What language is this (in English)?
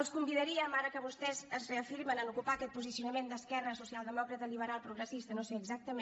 Catalan